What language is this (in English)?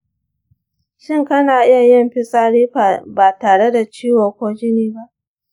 Hausa